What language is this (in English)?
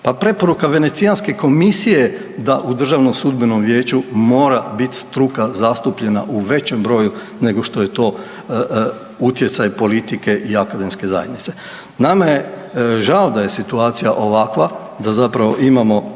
Croatian